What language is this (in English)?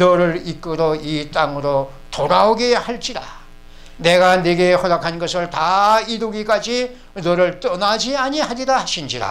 Korean